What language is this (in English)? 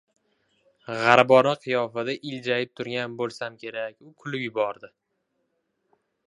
Uzbek